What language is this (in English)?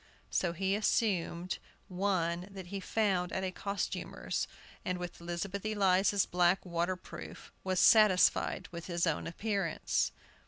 English